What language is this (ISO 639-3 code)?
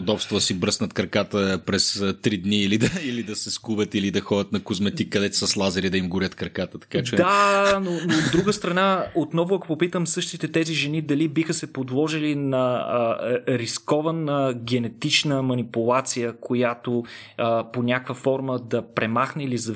bul